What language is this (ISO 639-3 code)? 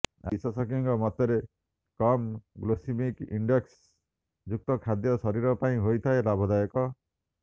ori